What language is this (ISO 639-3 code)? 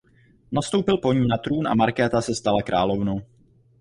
ces